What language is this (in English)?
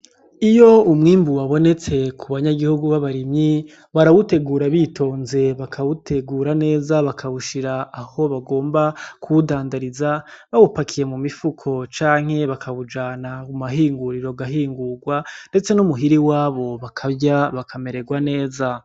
Rundi